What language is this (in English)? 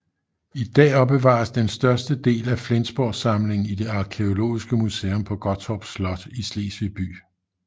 Danish